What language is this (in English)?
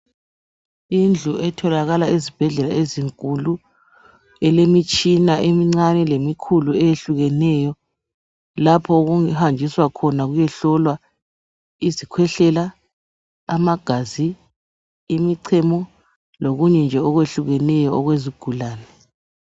North Ndebele